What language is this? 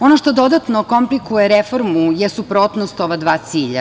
Serbian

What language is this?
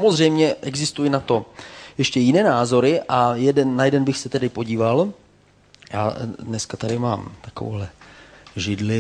Czech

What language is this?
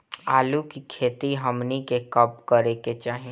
Bhojpuri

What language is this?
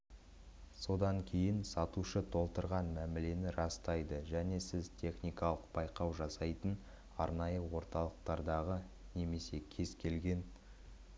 Kazakh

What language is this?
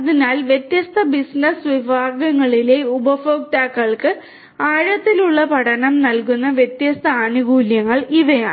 Malayalam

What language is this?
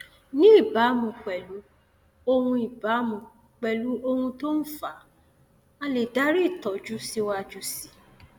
Yoruba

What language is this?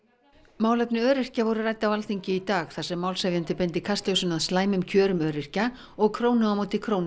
Icelandic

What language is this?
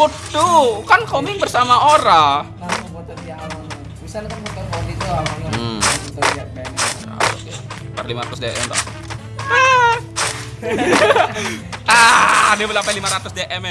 Indonesian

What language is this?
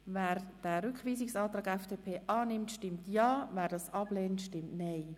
Swiss German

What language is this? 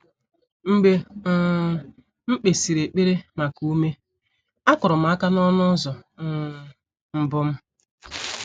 Igbo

